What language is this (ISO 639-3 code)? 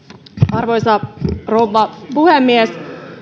fin